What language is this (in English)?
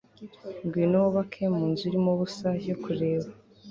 Kinyarwanda